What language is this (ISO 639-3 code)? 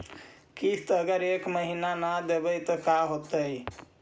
mag